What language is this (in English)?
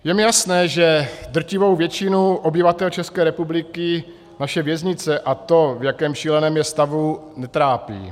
Czech